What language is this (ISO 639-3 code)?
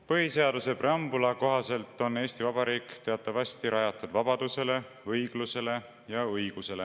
est